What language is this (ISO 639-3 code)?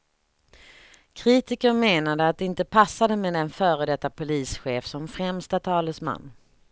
swe